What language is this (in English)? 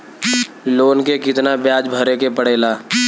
Bhojpuri